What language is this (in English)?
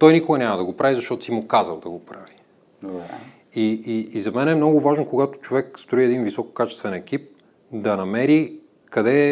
Bulgarian